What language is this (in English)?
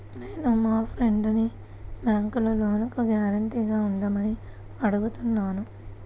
Telugu